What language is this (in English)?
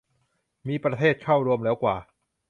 Thai